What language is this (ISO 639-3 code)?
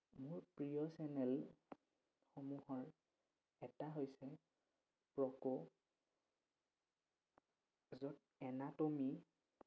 asm